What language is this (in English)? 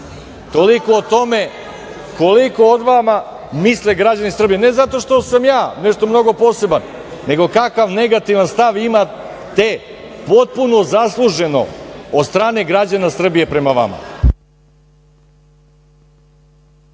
Serbian